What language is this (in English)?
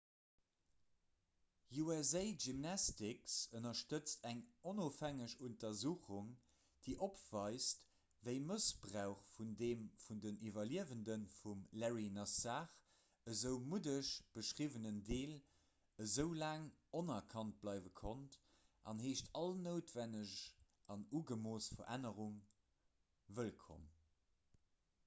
Luxembourgish